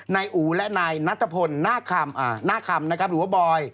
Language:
Thai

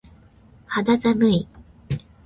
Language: Japanese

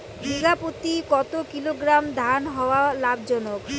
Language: Bangla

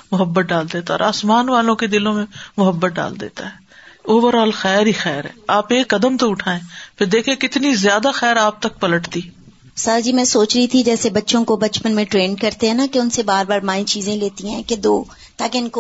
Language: Urdu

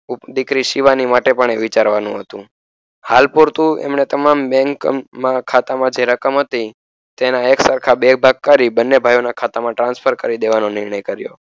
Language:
Gujarati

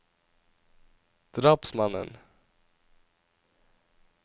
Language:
Norwegian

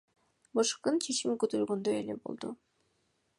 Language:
Kyrgyz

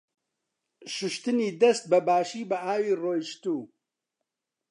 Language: Central Kurdish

